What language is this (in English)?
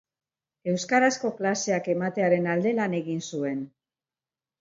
Basque